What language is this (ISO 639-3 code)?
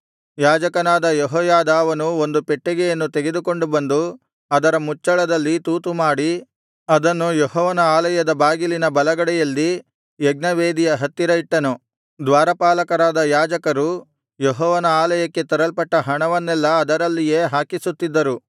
kan